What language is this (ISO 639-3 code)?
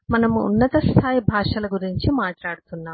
tel